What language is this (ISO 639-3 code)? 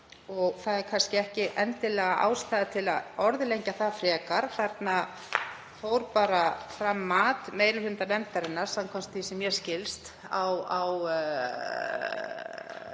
isl